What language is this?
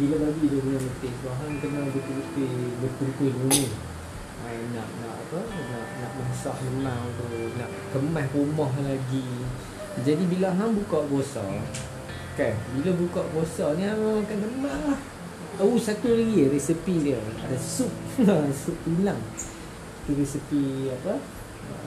Malay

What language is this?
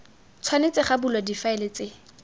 Tswana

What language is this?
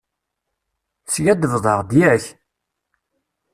Kabyle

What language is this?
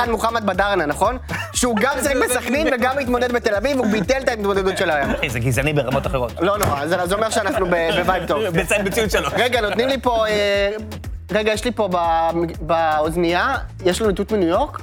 Hebrew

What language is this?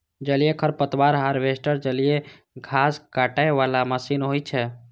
Maithili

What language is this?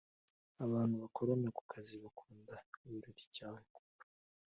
Kinyarwanda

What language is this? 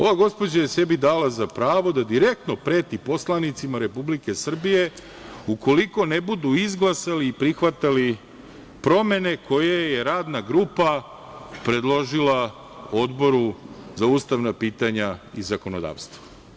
Serbian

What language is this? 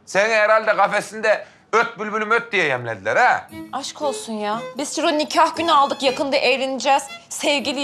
Turkish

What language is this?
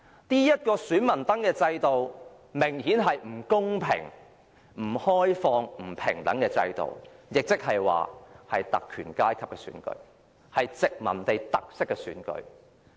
Cantonese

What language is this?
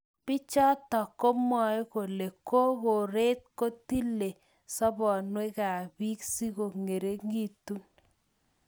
Kalenjin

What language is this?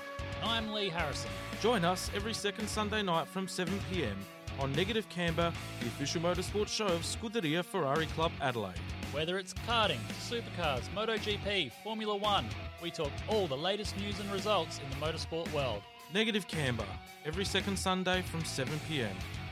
English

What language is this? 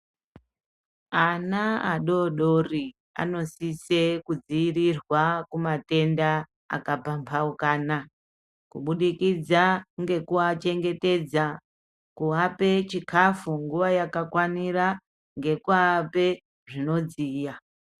Ndau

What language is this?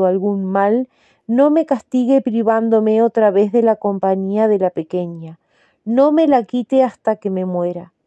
Spanish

